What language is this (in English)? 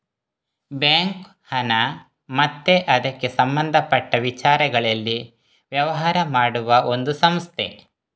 Kannada